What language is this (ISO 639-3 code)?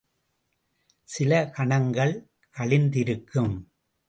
tam